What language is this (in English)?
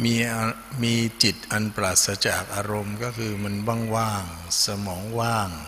Thai